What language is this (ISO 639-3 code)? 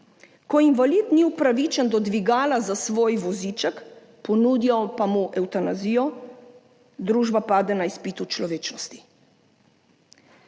slv